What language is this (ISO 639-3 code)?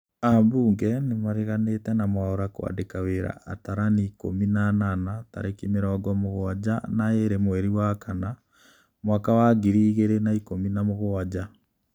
kik